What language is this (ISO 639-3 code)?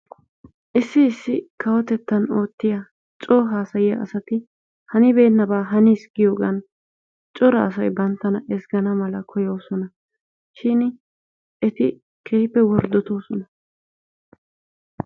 wal